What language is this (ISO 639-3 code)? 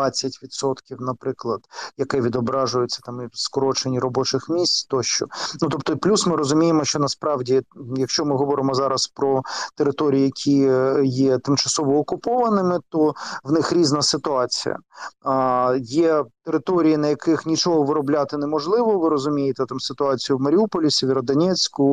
ukr